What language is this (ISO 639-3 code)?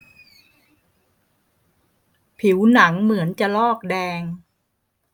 tha